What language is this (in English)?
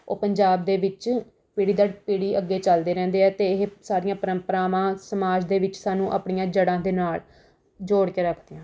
Punjabi